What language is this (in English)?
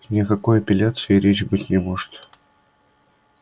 Russian